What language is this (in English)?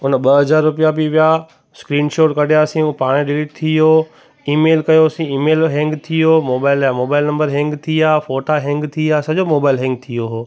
Sindhi